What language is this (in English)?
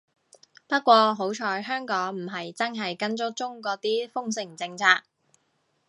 Cantonese